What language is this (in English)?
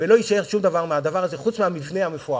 Hebrew